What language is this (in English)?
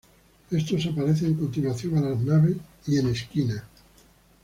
Spanish